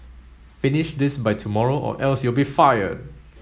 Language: English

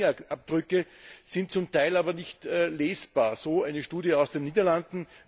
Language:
German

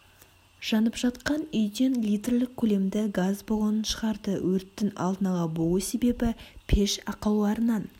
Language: Kazakh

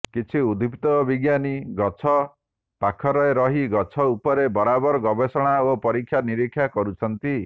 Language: Odia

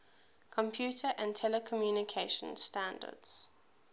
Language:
English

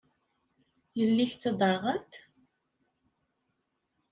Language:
Kabyle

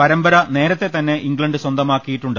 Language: Malayalam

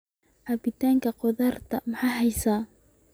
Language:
Somali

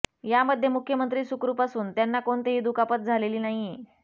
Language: Marathi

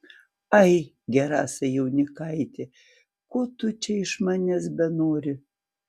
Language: Lithuanian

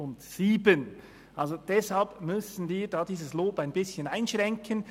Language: Swiss German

